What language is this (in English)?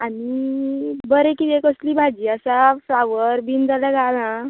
Konkani